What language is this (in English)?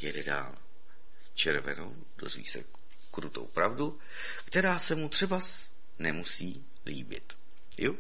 Czech